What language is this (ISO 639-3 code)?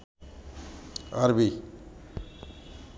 ben